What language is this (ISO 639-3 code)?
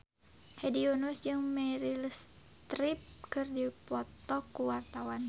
sun